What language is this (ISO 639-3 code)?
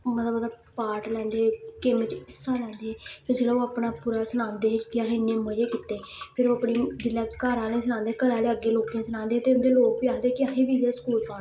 doi